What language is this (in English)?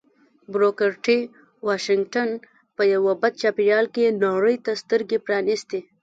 Pashto